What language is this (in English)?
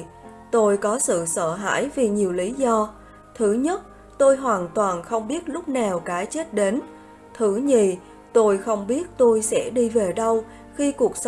Vietnamese